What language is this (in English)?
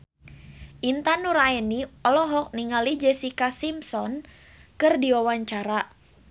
Sundanese